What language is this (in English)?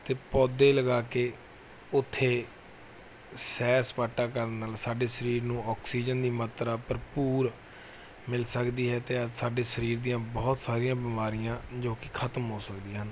Punjabi